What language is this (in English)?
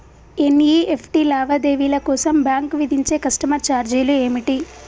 Telugu